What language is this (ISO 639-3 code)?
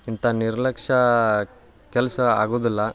kan